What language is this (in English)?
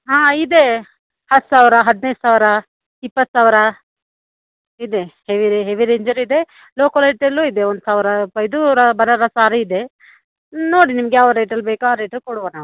Kannada